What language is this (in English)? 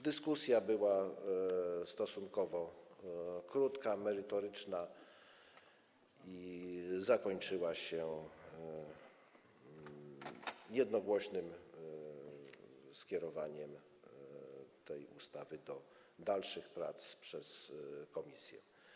Polish